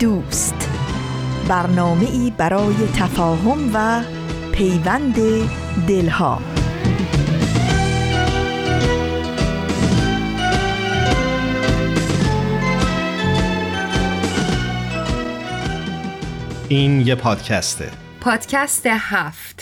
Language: Persian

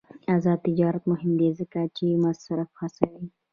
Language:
Pashto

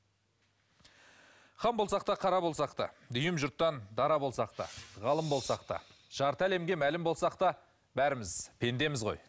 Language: Kazakh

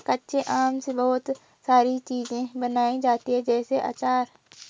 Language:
Hindi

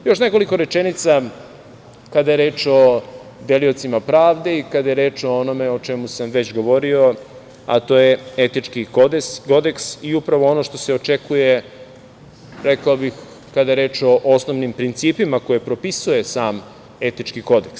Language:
Serbian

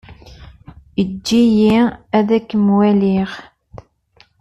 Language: Kabyle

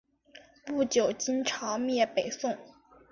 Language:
Chinese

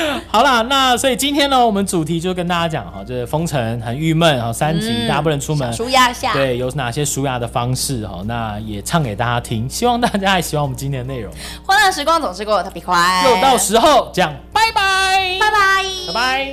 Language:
Chinese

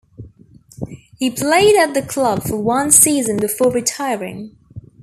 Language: English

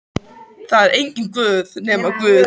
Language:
Icelandic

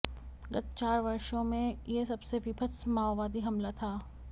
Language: Hindi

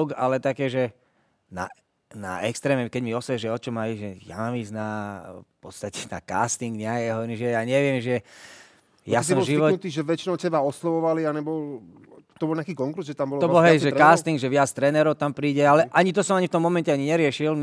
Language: Slovak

